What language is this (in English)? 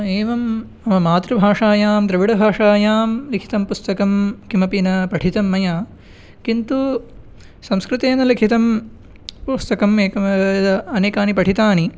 Sanskrit